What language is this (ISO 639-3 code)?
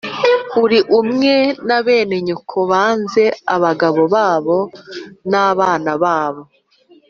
kin